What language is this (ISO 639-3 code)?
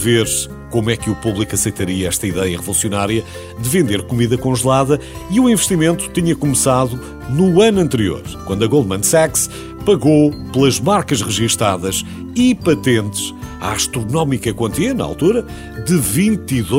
por